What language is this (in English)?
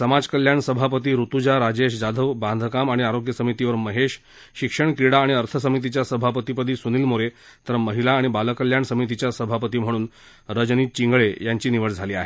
Marathi